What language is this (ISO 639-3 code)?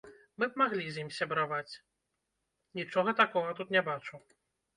bel